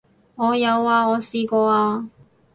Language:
Cantonese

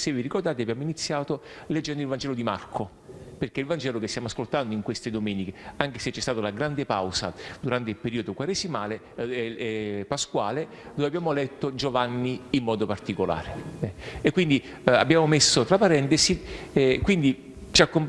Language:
Italian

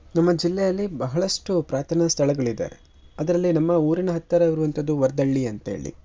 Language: Kannada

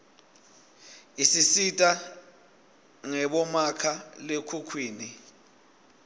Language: Swati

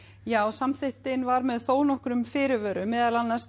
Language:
Icelandic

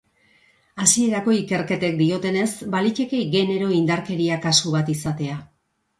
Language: Basque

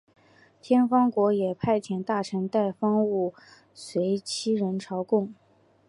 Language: Chinese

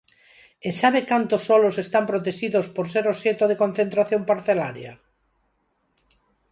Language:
Galician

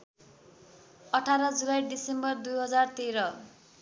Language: Nepali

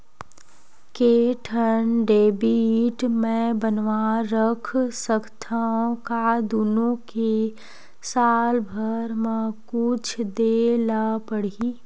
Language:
Chhattisgarhi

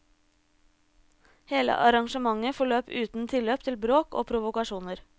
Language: Norwegian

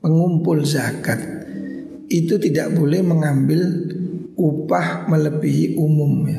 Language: Indonesian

